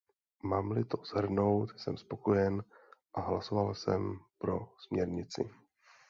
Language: Czech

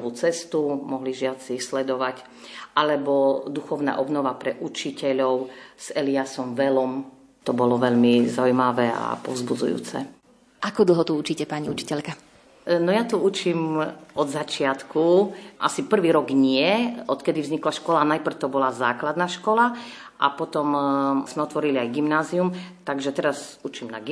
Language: Slovak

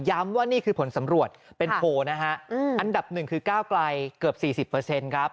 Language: Thai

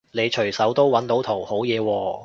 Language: Cantonese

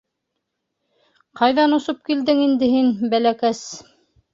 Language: Bashkir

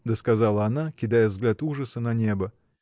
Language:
Russian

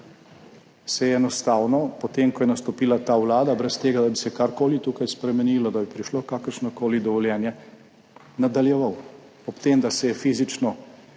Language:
Slovenian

